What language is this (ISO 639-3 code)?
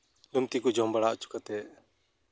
sat